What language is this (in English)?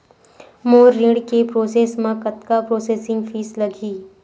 Chhattisgarhi